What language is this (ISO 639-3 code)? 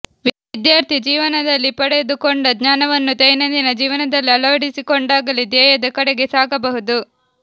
kan